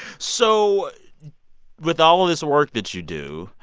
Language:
English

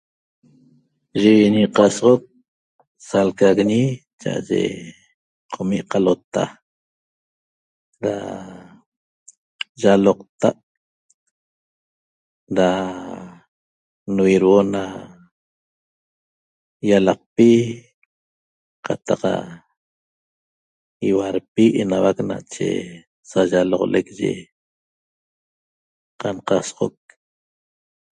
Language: Toba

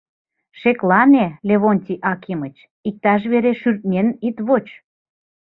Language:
Mari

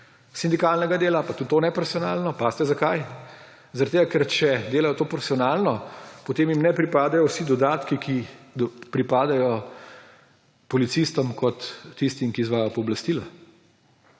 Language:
Slovenian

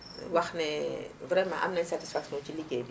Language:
Wolof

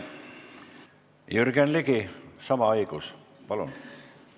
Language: Estonian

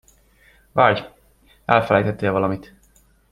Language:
Hungarian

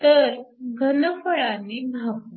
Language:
Marathi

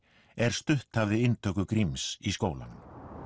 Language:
Icelandic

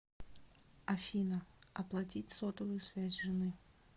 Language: Russian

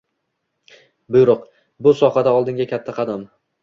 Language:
Uzbek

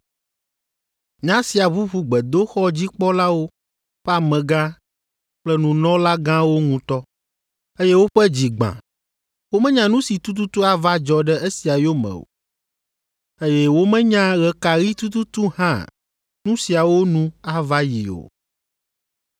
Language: Ewe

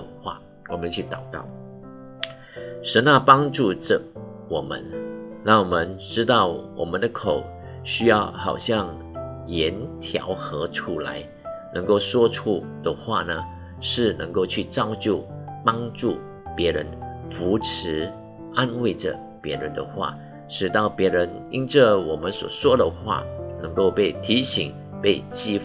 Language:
Chinese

